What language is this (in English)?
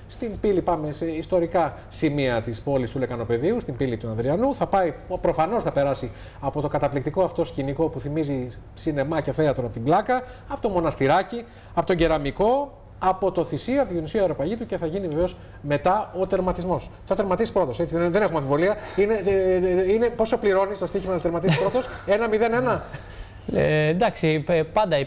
Greek